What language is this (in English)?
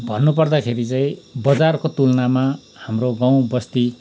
Nepali